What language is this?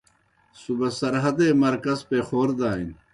Kohistani Shina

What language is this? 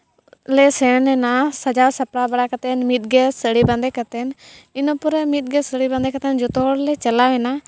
Santali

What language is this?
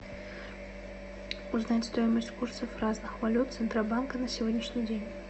Russian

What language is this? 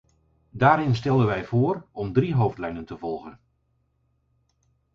Dutch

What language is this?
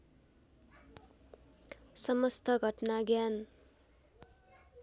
Nepali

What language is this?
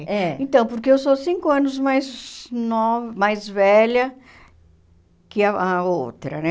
Portuguese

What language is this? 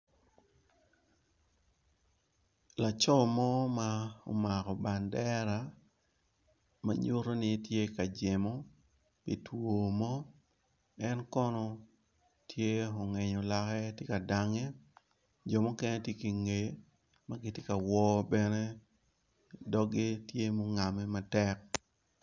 Acoli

